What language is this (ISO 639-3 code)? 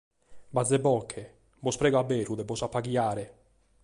srd